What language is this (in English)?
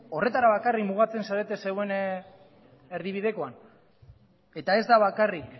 Basque